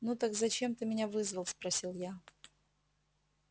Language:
Russian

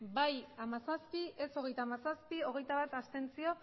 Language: Basque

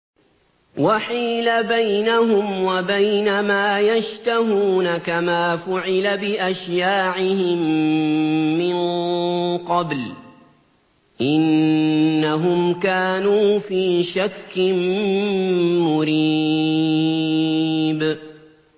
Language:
Arabic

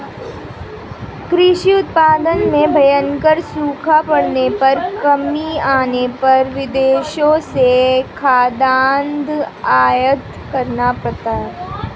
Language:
Hindi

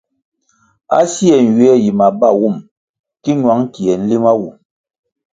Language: Kwasio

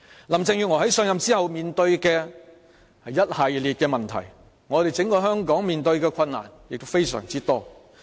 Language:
Cantonese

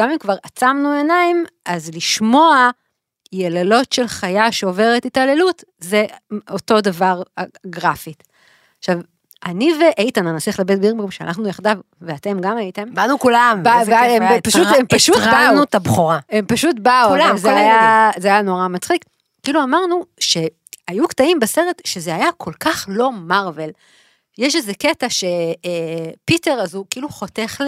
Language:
Hebrew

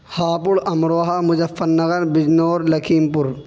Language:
Urdu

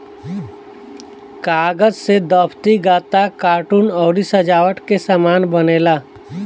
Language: Bhojpuri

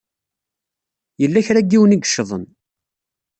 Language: Kabyle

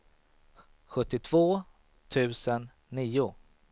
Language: Swedish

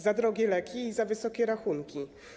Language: Polish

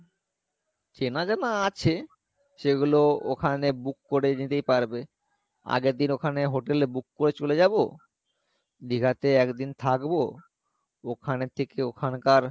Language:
Bangla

